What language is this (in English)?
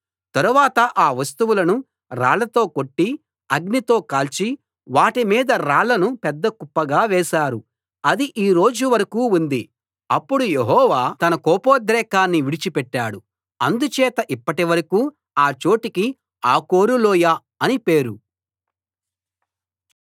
Telugu